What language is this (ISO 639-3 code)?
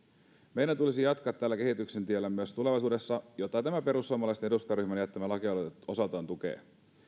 fin